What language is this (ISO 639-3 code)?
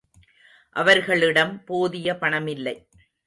tam